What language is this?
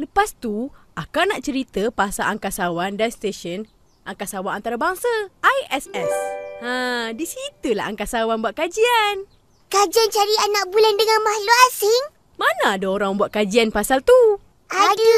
Malay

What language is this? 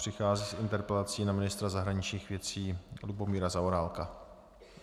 Czech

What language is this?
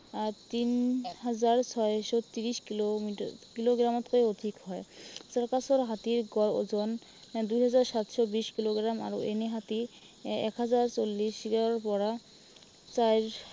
Assamese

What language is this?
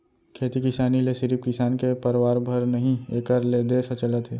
Chhattisgarhi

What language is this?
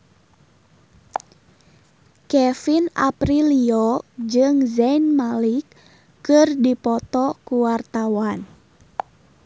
Sundanese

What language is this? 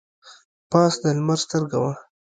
Pashto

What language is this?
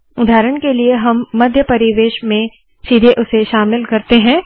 Hindi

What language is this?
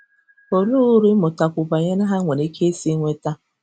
Igbo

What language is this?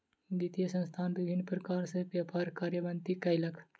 Maithili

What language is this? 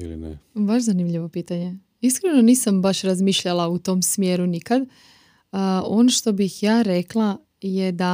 Croatian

